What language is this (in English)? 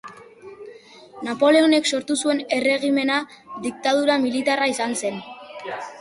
Basque